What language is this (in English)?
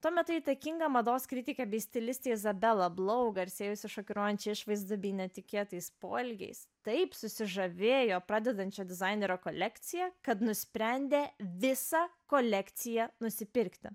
Lithuanian